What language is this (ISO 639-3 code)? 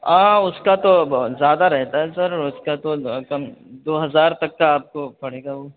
urd